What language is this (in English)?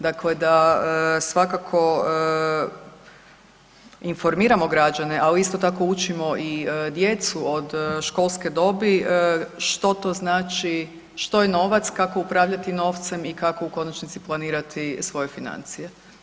Croatian